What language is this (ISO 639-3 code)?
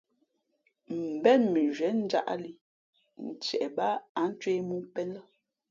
fmp